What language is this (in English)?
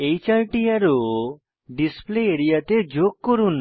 Bangla